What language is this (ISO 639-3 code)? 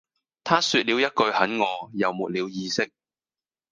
yue